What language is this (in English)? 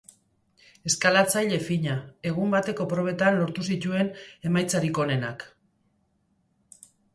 Basque